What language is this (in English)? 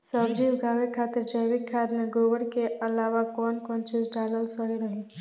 Bhojpuri